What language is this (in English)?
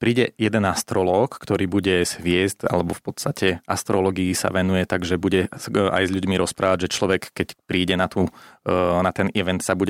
Slovak